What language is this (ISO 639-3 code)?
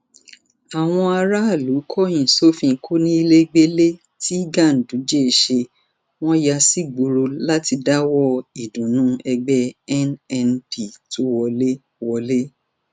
yor